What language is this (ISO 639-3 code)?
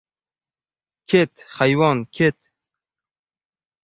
uzb